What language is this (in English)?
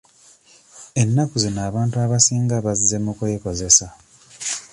Ganda